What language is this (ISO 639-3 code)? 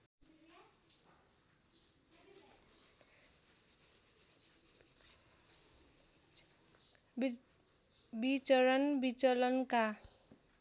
nep